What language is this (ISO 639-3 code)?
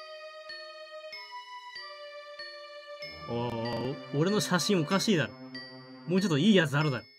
jpn